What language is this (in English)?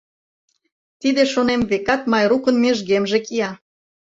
Mari